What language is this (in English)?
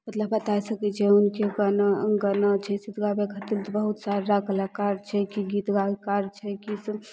Maithili